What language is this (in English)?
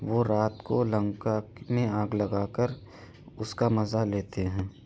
Urdu